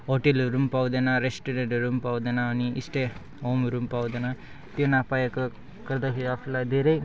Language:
Nepali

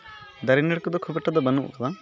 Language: Santali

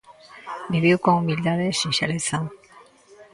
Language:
Galician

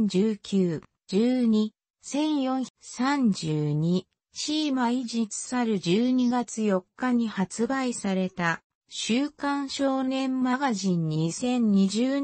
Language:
Japanese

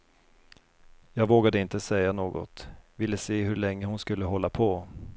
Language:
Swedish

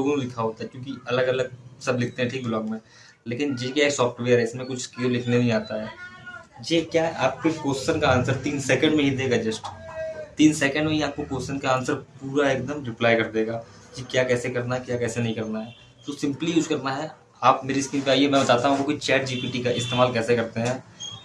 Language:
Hindi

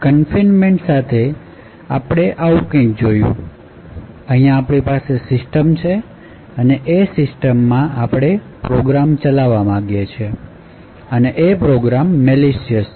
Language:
Gujarati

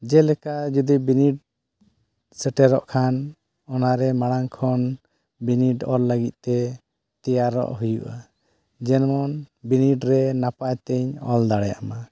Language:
Santali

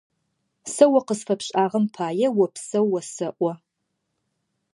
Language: Adyghe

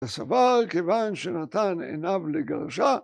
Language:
Hebrew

